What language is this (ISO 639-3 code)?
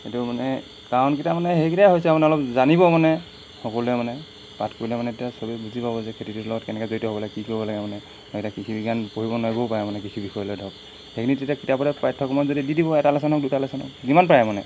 asm